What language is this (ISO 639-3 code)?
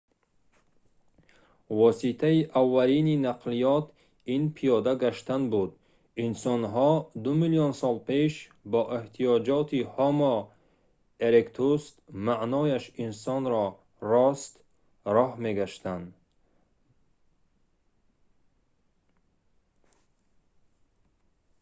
tgk